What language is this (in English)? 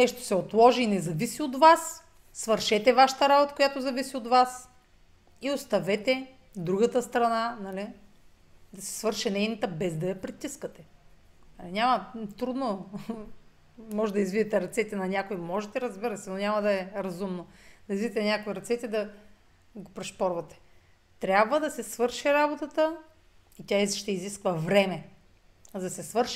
Bulgarian